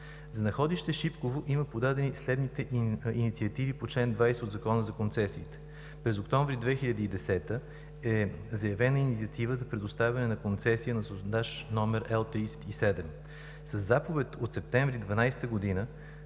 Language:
Bulgarian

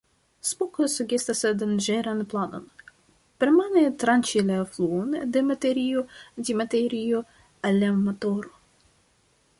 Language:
Esperanto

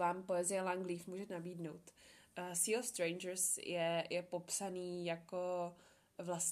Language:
Czech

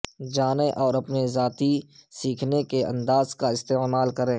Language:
Urdu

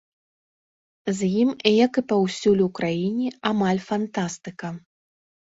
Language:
Belarusian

